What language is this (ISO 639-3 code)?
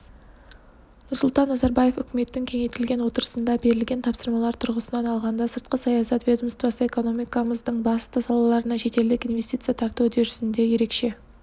kaz